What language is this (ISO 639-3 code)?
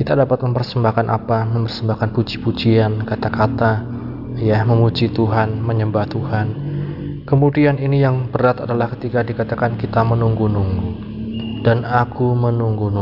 ind